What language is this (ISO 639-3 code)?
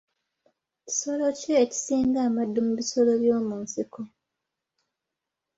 lug